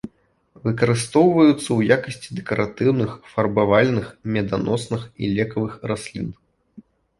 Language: Belarusian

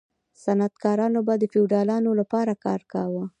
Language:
Pashto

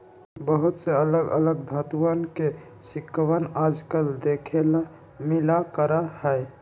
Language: Magahi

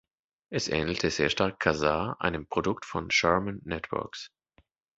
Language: German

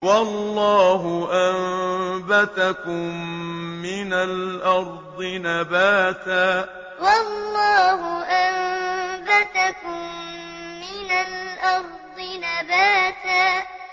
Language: Arabic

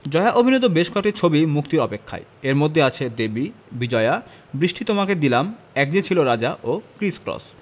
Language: Bangla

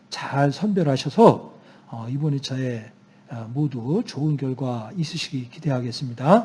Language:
Korean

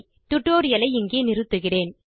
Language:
Tamil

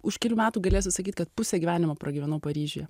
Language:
Lithuanian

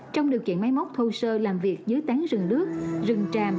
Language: Vietnamese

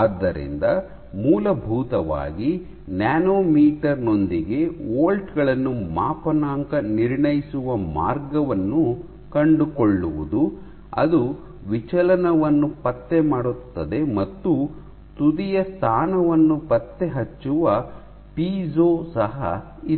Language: Kannada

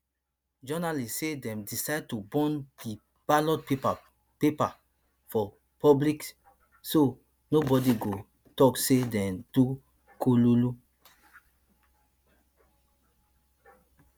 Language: Nigerian Pidgin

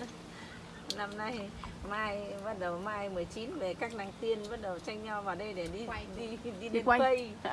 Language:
Vietnamese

